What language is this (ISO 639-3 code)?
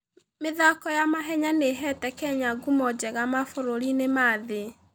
kik